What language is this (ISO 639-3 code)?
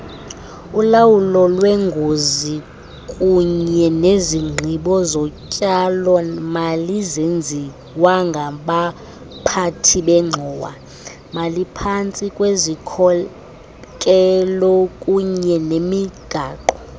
xho